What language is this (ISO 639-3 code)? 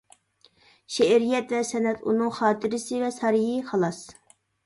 uig